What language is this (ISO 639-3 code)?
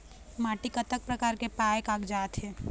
hne